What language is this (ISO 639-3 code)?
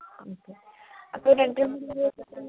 mal